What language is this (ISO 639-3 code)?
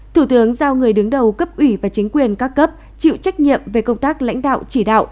vie